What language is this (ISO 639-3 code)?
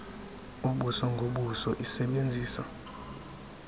xho